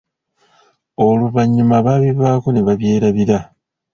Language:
Ganda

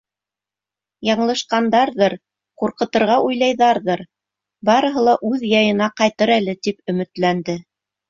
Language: Bashkir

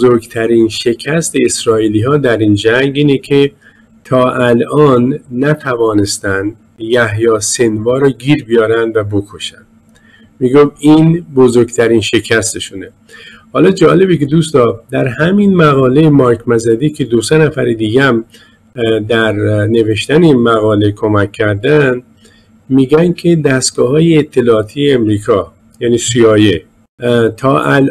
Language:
Persian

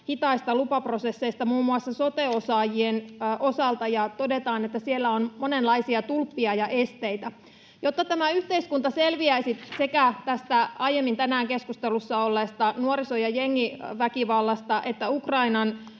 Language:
Finnish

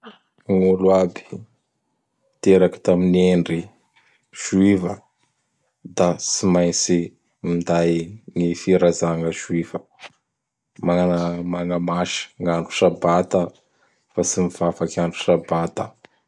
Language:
Bara Malagasy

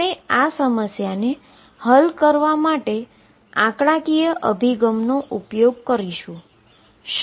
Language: Gujarati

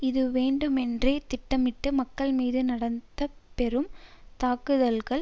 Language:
Tamil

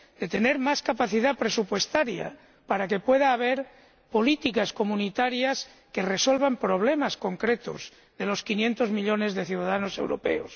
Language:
Spanish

